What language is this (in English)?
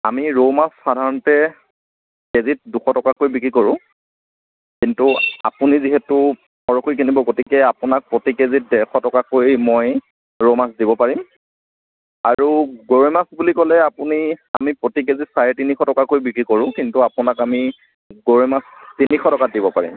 Assamese